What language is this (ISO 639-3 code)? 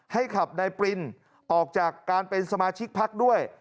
tha